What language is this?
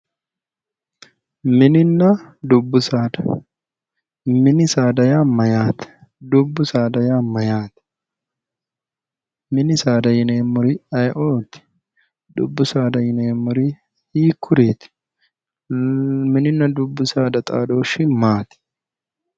Sidamo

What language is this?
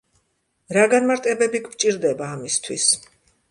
Georgian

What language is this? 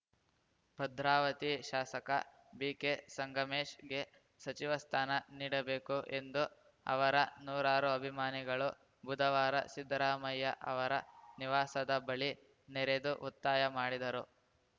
Kannada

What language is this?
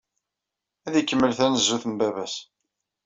Kabyle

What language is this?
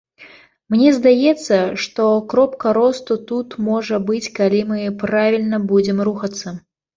Belarusian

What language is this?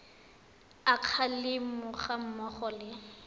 Tswana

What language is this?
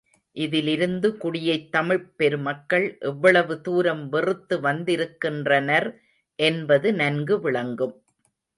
Tamil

